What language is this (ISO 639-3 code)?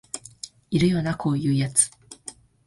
jpn